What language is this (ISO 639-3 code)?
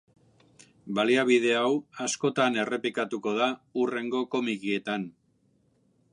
eus